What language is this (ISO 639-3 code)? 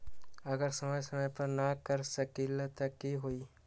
mag